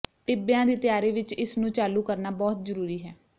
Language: Punjabi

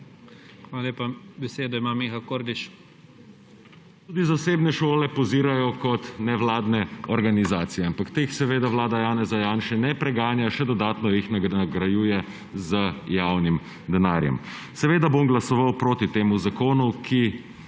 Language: Slovenian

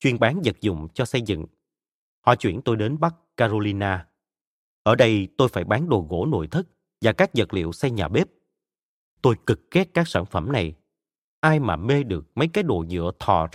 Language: Vietnamese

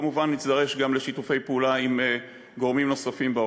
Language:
Hebrew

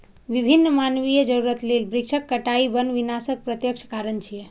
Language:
Maithili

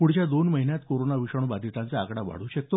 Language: Marathi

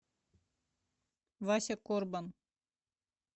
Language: Russian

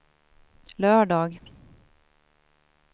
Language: Swedish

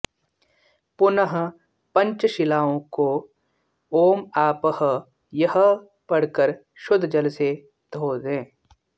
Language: Sanskrit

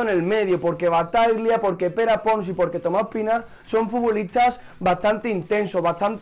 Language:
Spanish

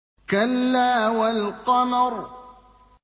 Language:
Arabic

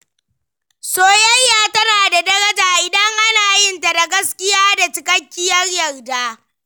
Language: Hausa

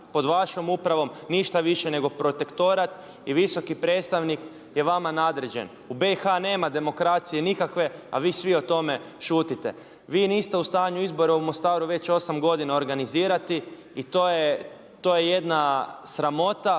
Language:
Croatian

